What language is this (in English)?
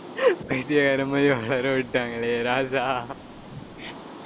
Tamil